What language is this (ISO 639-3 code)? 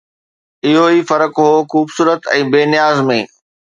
snd